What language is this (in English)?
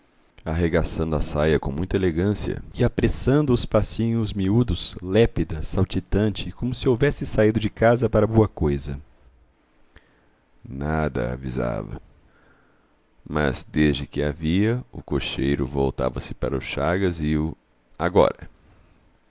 Portuguese